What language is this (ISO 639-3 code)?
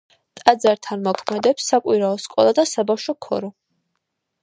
kat